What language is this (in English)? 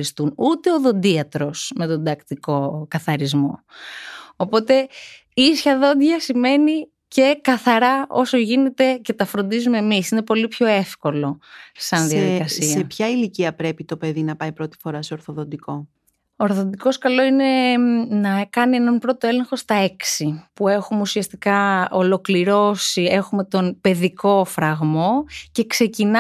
Greek